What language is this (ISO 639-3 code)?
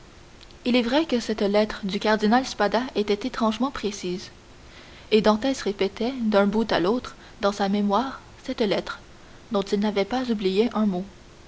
fra